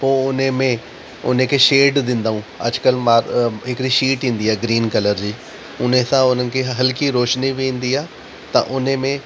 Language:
Sindhi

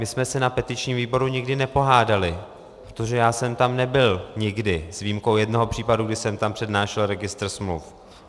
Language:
Czech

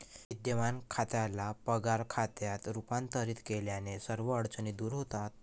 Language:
Marathi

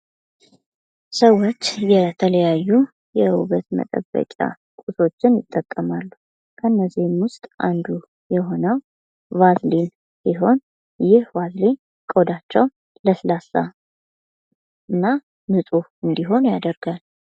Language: Amharic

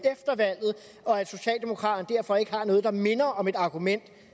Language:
Danish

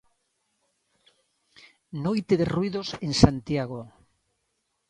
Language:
Galician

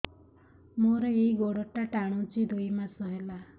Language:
Odia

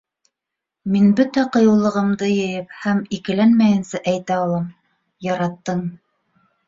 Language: Bashkir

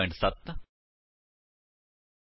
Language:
Punjabi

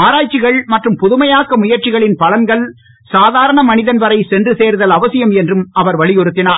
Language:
Tamil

